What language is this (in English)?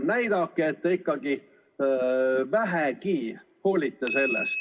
Estonian